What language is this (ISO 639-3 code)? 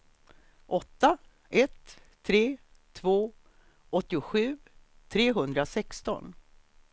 swe